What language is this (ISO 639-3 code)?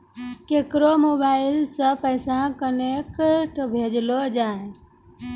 mai